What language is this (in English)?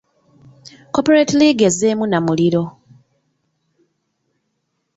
Ganda